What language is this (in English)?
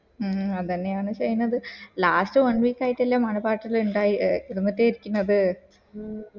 Malayalam